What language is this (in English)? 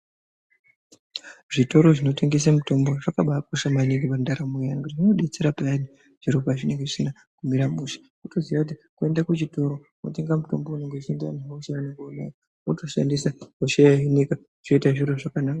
Ndau